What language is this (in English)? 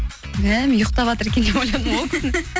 Kazakh